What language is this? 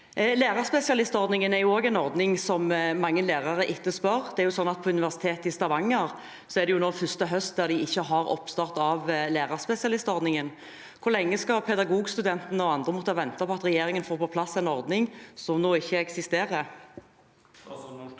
Norwegian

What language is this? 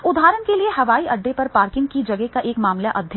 Hindi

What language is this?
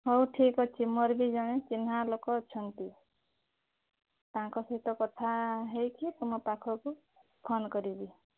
Odia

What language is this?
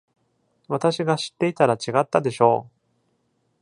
Japanese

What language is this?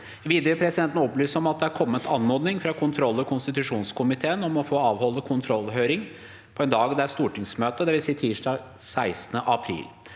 Norwegian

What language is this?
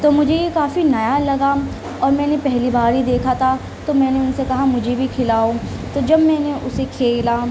Urdu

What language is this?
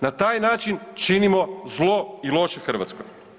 Croatian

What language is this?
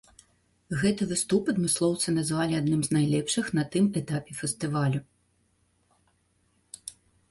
Belarusian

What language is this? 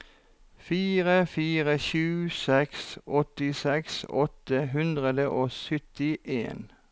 Norwegian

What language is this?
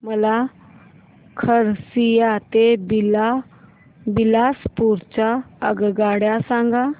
Marathi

